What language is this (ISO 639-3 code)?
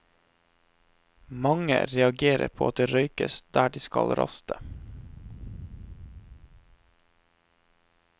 nor